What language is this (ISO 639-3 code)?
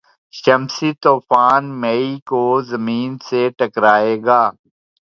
urd